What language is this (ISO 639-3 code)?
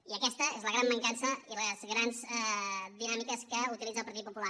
cat